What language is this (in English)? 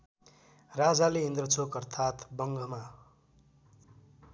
Nepali